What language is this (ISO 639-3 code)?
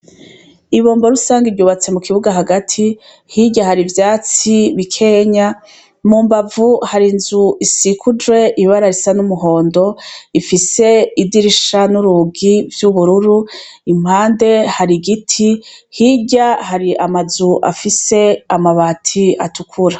run